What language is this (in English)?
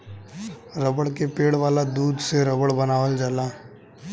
Bhojpuri